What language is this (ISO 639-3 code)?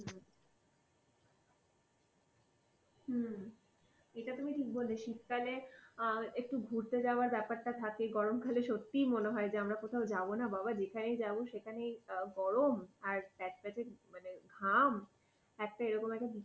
ben